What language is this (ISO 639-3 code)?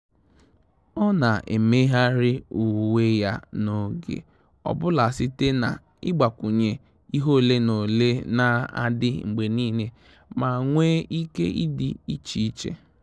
ibo